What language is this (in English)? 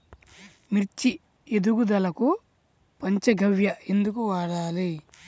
Telugu